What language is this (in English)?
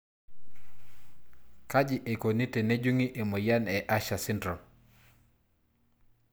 Masai